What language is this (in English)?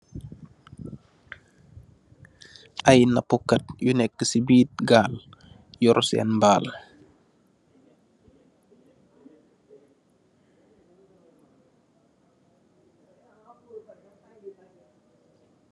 Wolof